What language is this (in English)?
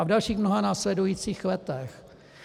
Czech